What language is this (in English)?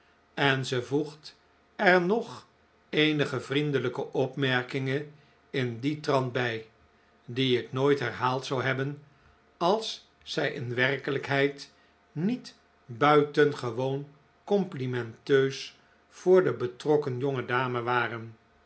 Dutch